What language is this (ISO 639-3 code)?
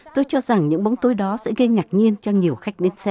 vie